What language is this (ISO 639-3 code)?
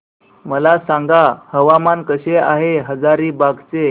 mar